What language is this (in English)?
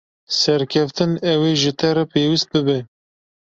Kurdish